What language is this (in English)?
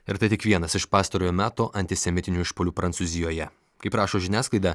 Lithuanian